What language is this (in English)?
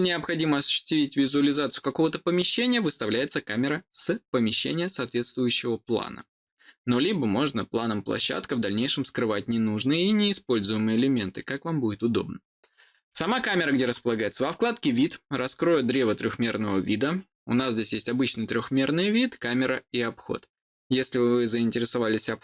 Russian